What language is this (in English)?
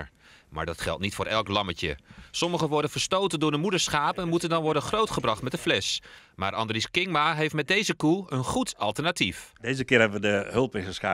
Dutch